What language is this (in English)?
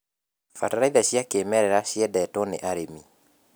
Kikuyu